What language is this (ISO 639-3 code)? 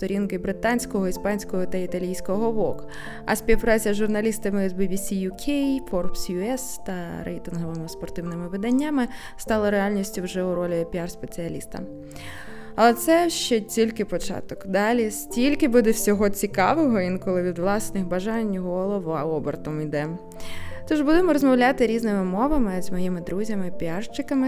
ukr